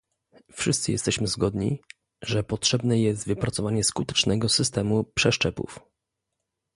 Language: Polish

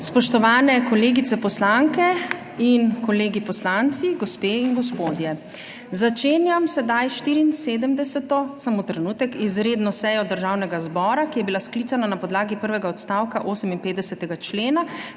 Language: Slovenian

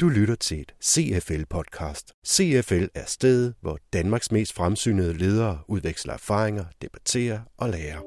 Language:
Danish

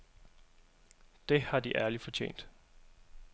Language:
Danish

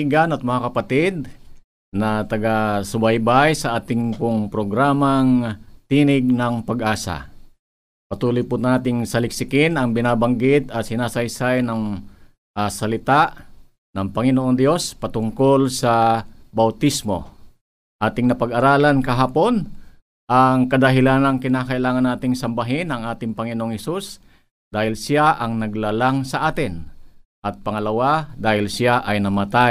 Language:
Filipino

